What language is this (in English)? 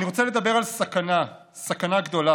Hebrew